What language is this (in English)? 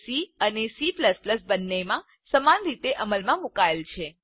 Gujarati